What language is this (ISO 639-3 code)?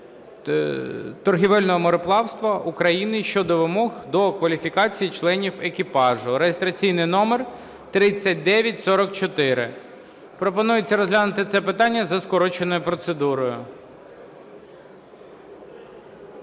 ukr